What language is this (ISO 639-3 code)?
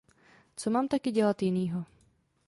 ces